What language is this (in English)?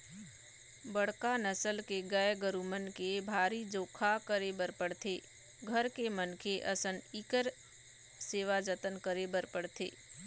Chhattisgarhi